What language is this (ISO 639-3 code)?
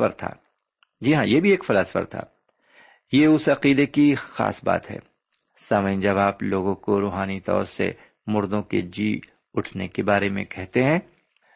urd